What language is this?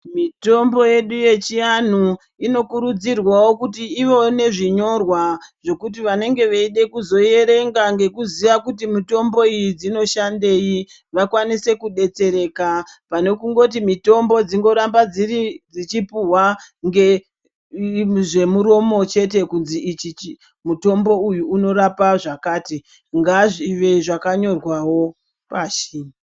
Ndau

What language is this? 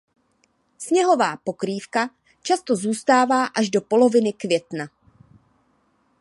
Czech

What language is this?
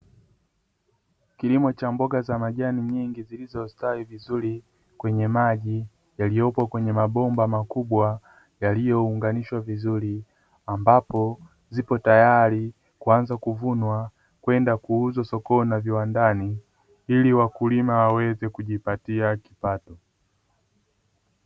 Swahili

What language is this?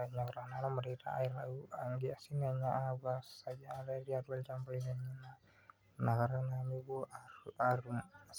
Masai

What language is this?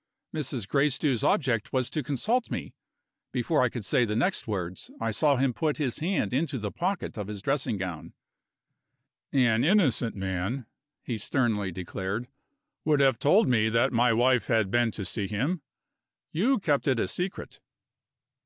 English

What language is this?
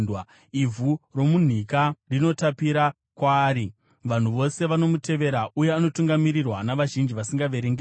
Shona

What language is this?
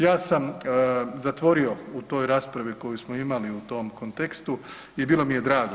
Croatian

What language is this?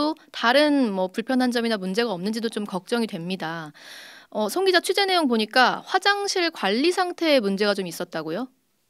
Korean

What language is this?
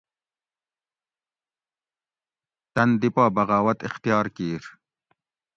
Gawri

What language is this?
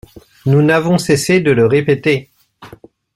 French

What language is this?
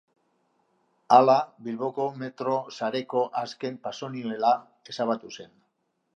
Basque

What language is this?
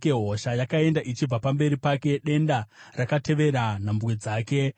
Shona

